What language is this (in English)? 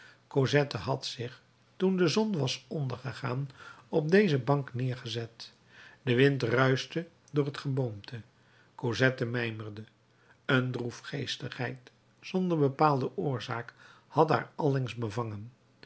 Dutch